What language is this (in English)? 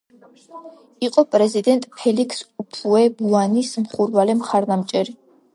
Georgian